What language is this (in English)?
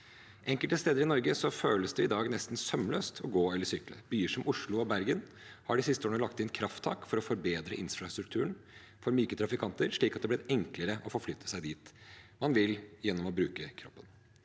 Norwegian